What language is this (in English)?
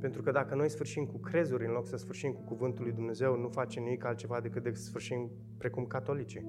Romanian